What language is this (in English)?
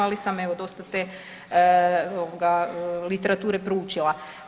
Croatian